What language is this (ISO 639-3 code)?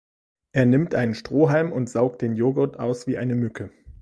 deu